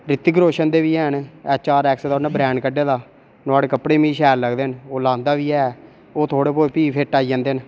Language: Dogri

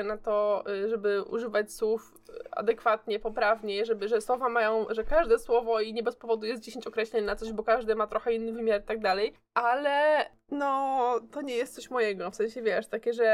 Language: Polish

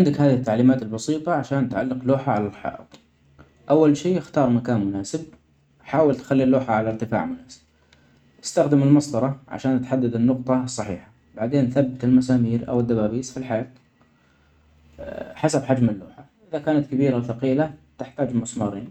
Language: Omani Arabic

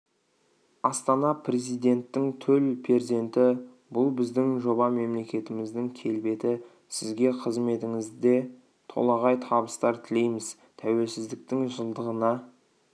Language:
Kazakh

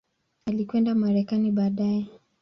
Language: Swahili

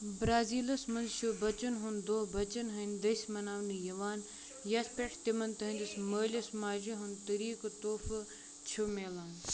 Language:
Kashmiri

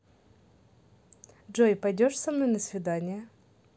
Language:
Russian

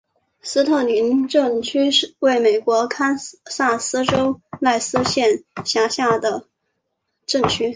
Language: Chinese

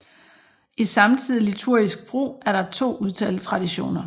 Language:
Danish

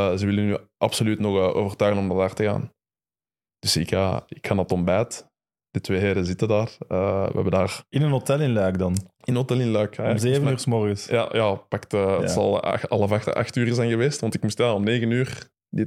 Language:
Dutch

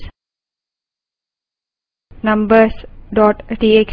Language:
Hindi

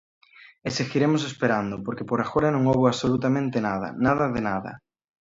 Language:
Galician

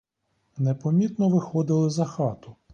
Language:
Ukrainian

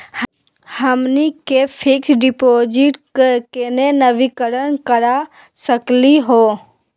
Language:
Magahi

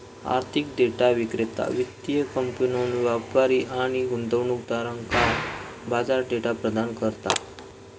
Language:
Marathi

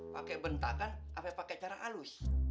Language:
Indonesian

